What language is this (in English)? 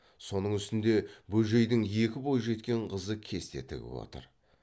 Kazakh